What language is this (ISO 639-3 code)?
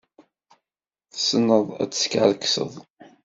kab